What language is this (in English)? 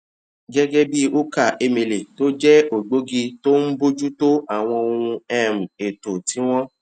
Yoruba